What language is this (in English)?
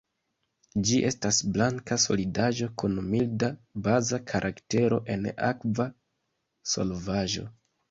Esperanto